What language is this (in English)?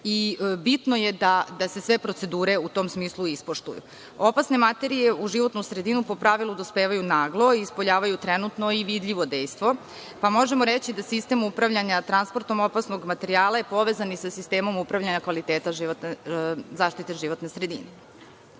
Serbian